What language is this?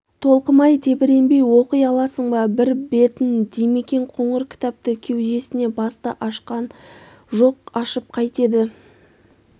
Kazakh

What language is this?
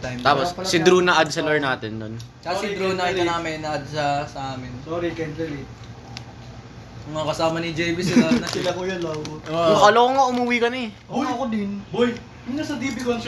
Filipino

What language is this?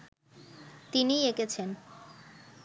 Bangla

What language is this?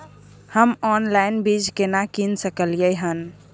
Maithili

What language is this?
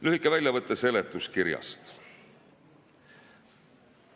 Estonian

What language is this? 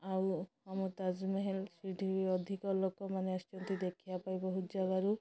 Odia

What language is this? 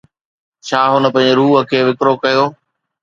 Sindhi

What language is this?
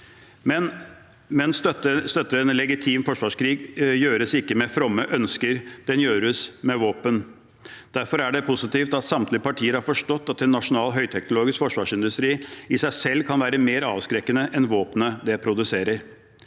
Norwegian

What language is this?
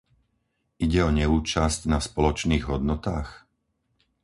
Slovak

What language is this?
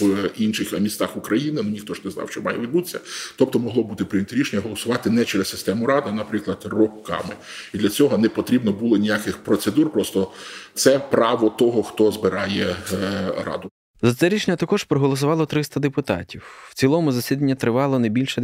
Ukrainian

